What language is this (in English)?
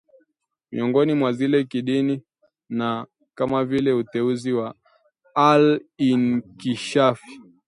Swahili